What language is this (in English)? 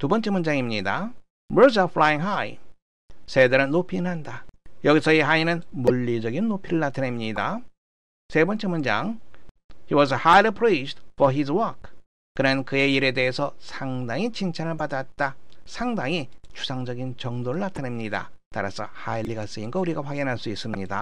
Korean